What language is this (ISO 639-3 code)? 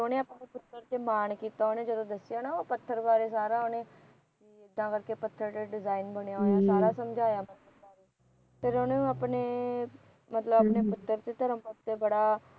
pan